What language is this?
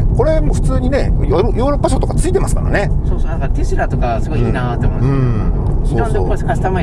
Japanese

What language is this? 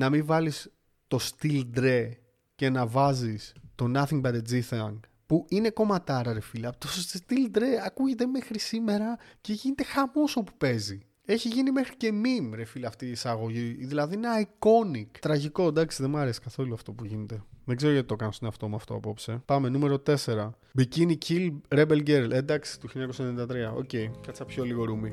Greek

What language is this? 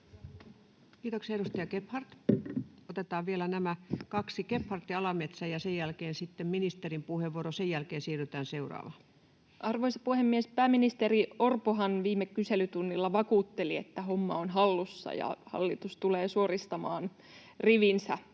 Finnish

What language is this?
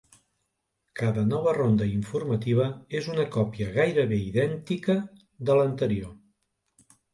Catalan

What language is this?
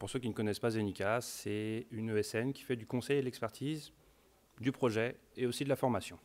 French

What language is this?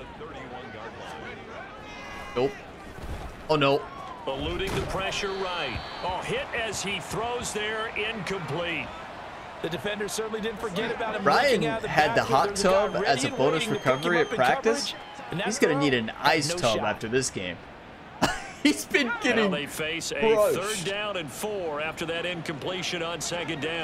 English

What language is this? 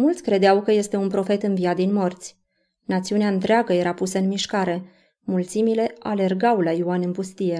Romanian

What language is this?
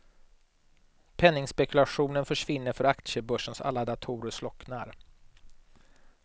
Swedish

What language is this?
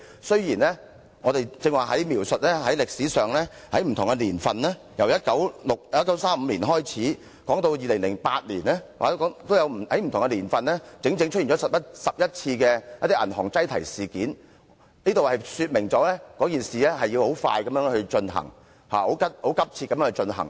Cantonese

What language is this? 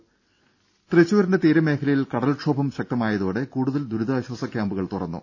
Malayalam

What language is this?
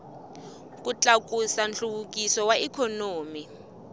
Tsonga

